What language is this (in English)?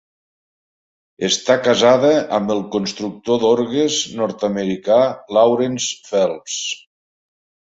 Catalan